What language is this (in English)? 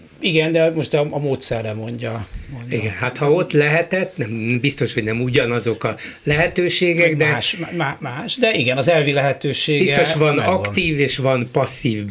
Hungarian